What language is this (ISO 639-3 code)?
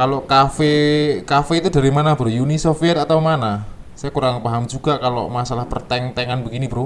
ind